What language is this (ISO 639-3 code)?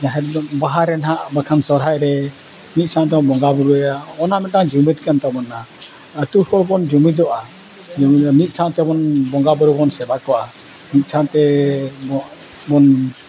sat